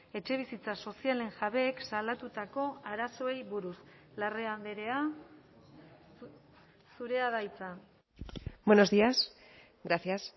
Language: Basque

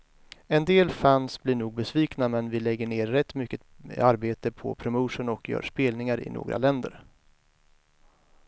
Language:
Swedish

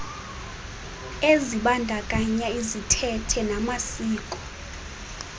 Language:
Xhosa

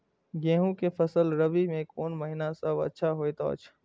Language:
Maithili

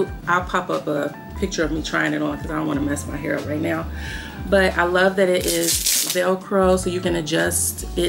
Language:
English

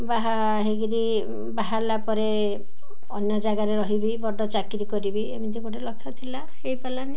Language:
Odia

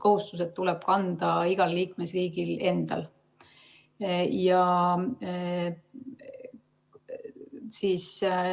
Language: Estonian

